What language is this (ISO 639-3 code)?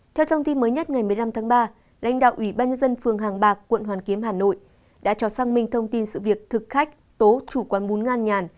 vie